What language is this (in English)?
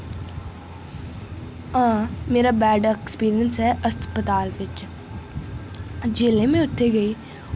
Dogri